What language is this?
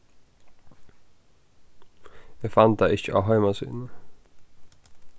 Faroese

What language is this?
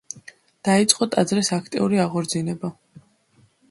Georgian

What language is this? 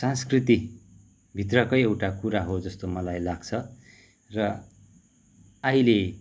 Nepali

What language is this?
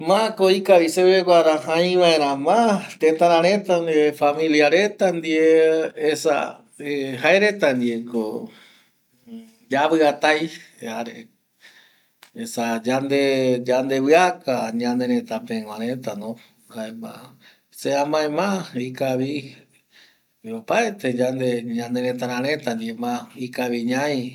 Eastern Bolivian Guaraní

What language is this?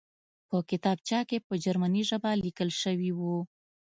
Pashto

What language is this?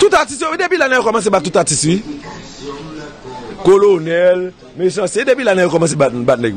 French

